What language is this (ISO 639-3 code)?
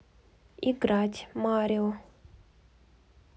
rus